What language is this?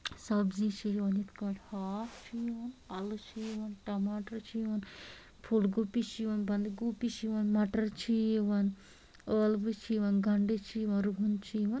Kashmiri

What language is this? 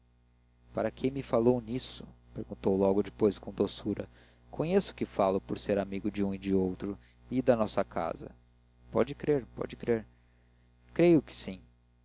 Portuguese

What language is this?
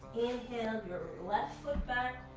English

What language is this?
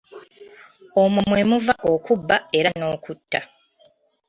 Ganda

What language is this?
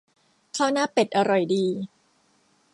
Thai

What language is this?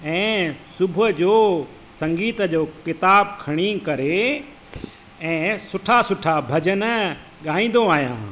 Sindhi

